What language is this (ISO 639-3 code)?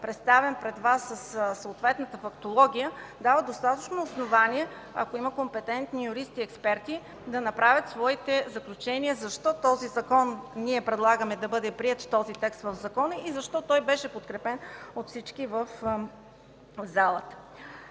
bul